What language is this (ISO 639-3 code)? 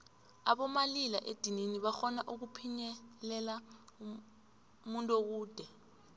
nbl